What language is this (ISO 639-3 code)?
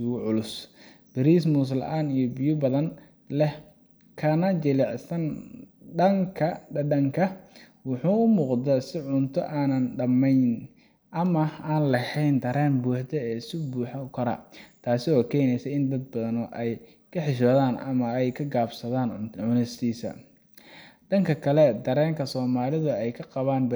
som